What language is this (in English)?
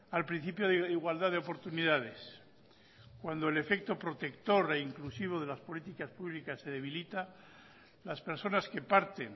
Spanish